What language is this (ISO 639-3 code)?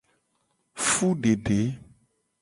gej